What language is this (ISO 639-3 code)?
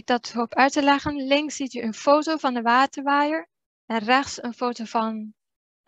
nld